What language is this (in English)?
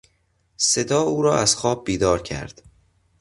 Persian